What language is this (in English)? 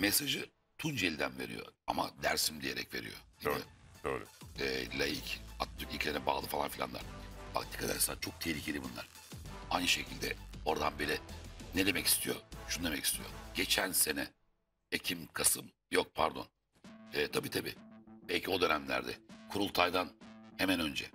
Turkish